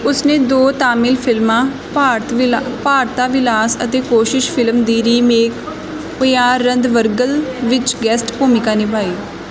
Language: Punjabi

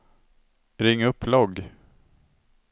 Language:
Swedish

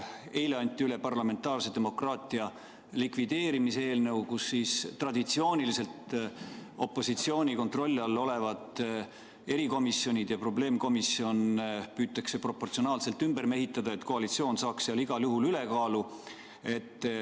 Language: Estonian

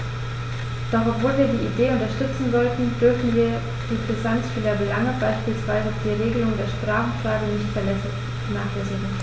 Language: German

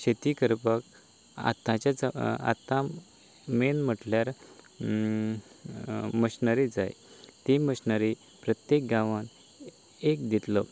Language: Konkani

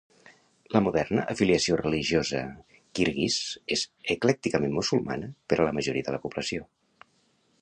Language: Catalan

